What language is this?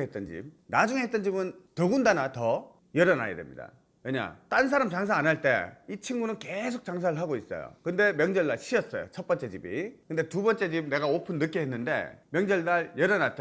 Korean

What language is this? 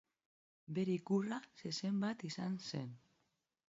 Basque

